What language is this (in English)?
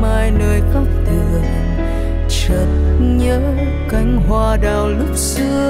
Vietnamese